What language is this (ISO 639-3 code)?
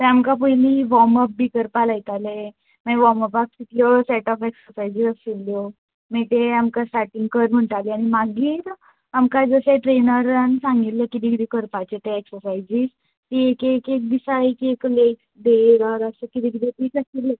kok